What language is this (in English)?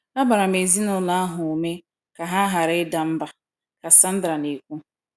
Igbo